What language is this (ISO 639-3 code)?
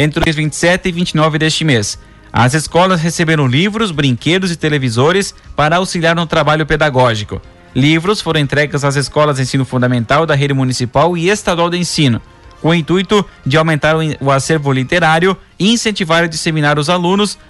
por